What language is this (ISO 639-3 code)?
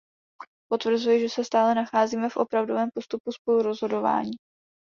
ces